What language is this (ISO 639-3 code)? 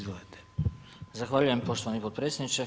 hrv